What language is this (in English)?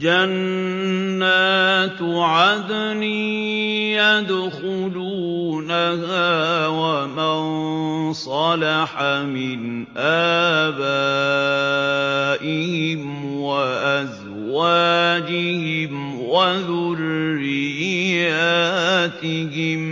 Arabic